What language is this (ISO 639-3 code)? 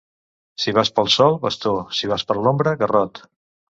cat